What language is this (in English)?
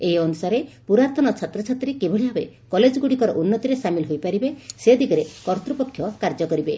Odia